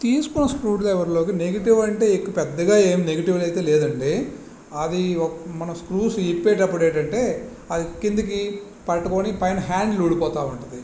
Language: Telugu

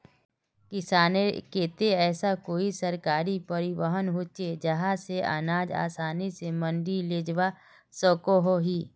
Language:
Magahi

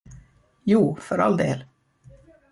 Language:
Swedish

